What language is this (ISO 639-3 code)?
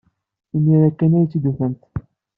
kab